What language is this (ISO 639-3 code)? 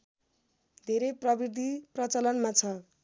nep